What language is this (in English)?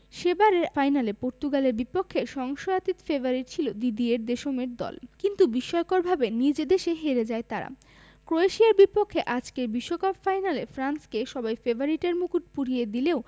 Bangla